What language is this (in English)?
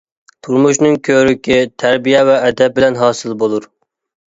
Uyghur